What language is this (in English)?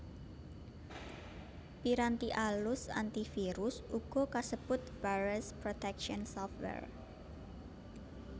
Javanese